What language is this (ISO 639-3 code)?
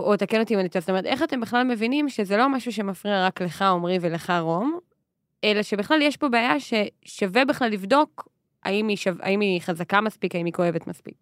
heb